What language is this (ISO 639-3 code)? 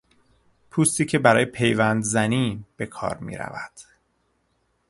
fas